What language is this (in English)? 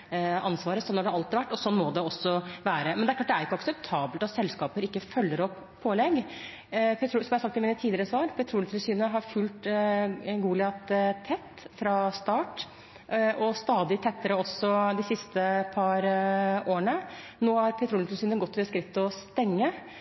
Norwegian Bokmål